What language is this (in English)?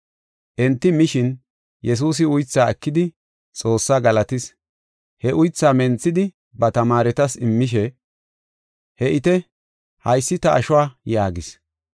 Gofa